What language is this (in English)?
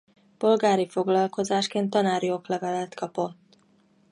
Hungarian